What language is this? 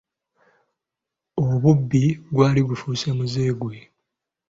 Ganda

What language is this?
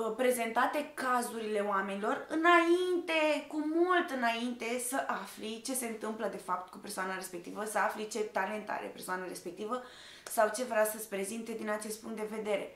Romanian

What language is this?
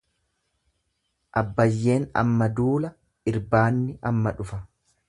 Oromo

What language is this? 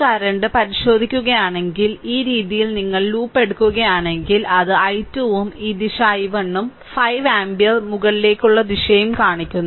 Malayalam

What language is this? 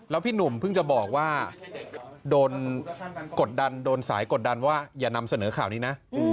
Thai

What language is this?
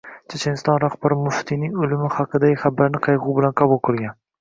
Uzbek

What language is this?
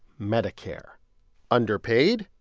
English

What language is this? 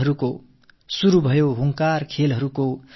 Tamil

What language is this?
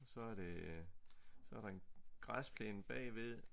Danish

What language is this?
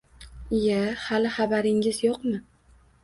Uzbek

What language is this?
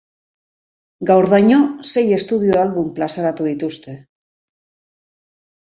Basque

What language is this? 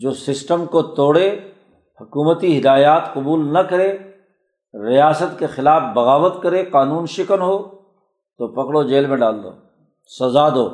Urdu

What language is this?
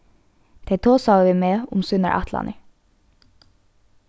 Faroese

